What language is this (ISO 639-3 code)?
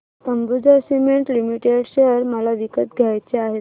mar